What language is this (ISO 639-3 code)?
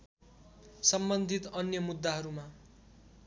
nep